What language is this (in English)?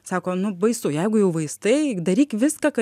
Lithuanian